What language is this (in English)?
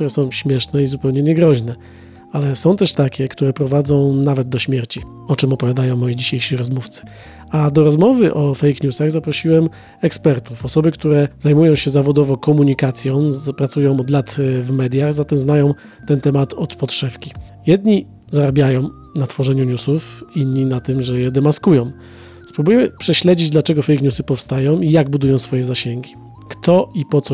Polish